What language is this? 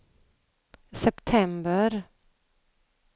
Swedish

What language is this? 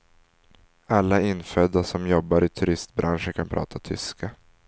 Swedish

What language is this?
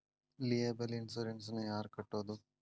Kannada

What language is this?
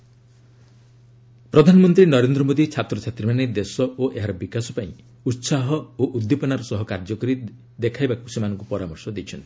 Odia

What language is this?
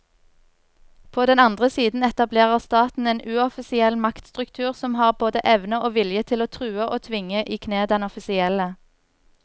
Norwegian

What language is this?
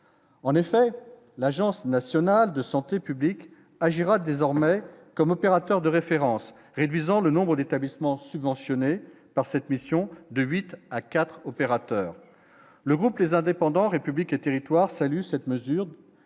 French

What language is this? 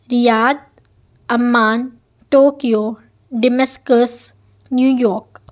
Urdu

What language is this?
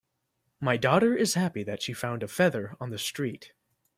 English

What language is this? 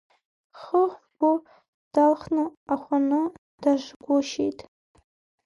Abkhazian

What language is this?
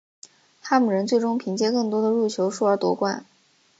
Chinese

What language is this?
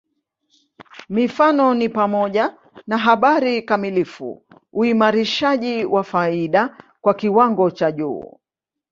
Swahili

